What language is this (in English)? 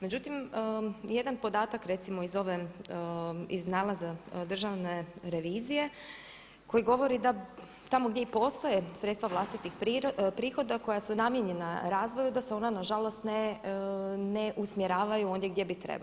Croatian